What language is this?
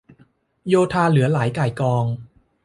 Thai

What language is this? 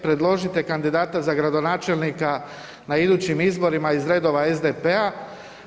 Croatian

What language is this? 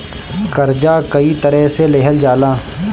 Bhojpuri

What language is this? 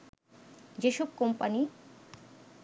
Bangla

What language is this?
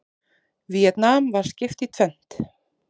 Icelandic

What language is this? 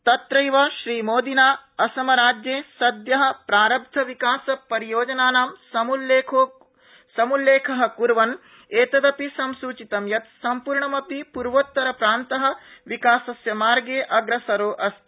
Sanskrit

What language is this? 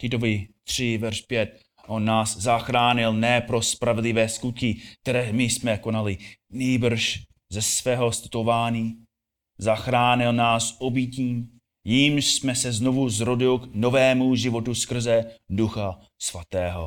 Czech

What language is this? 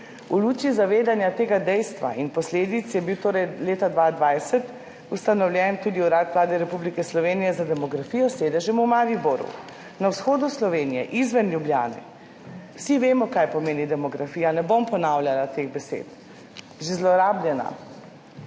Slovenian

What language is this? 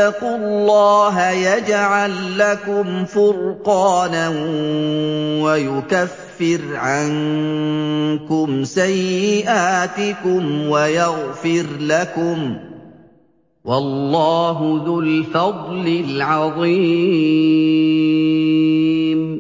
Arabic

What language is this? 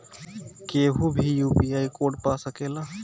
Bhojpuri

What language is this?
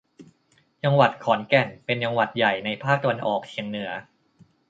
Thai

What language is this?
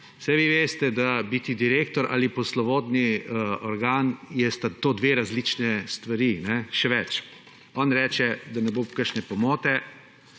Slovenian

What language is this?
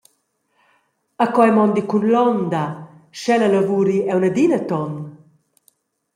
Romansh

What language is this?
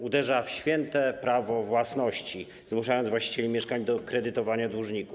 Polish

